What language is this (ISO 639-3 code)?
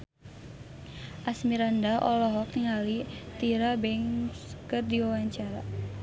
sun